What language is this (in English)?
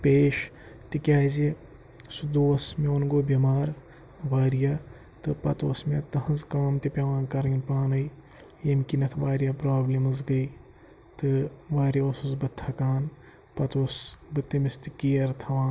Kashmiri